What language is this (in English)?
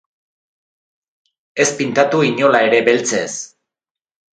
Basque